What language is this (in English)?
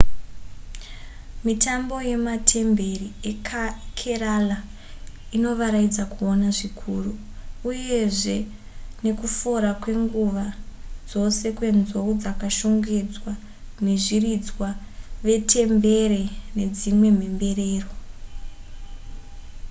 Shona